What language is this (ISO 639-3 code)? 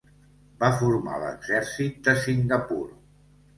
cat